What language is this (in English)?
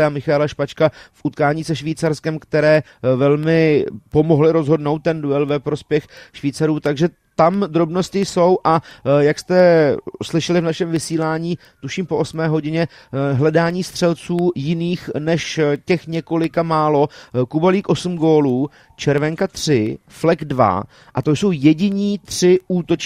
Czech